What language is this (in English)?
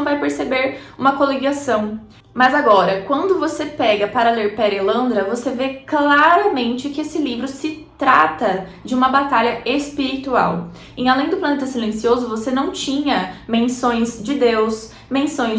Portuguese